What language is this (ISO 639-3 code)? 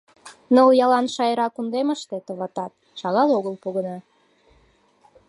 chm